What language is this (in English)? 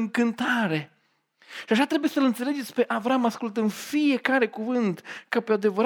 Romanian